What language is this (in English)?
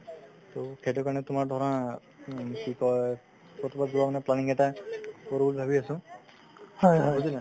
Assamese